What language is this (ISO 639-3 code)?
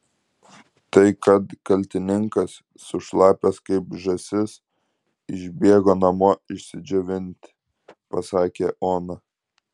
lit